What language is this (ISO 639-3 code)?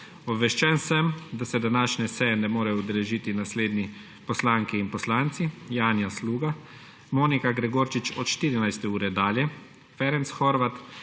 slv